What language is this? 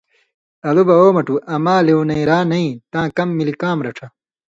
Indus Kohistani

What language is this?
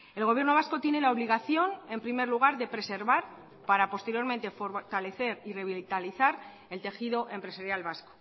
Spanish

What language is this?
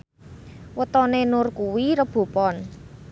Javanese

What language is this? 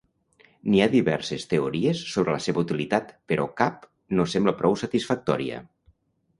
Catalan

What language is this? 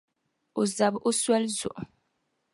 Dagbani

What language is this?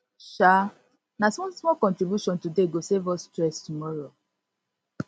Nigerian Pidgin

